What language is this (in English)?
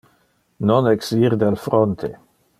Interlingua